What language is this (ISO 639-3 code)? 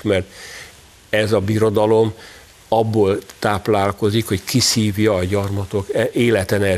hun